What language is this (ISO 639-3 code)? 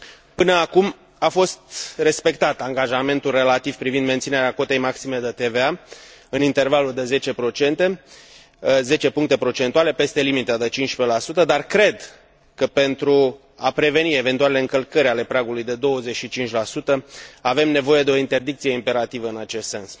ron